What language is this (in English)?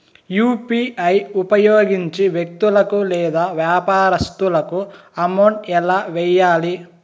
Telugu